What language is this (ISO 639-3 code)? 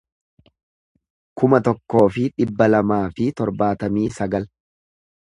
orm